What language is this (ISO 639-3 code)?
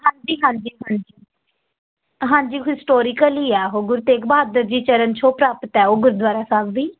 pan